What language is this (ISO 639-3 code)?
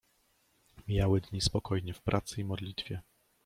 pol